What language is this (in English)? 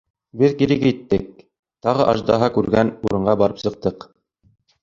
Bashkir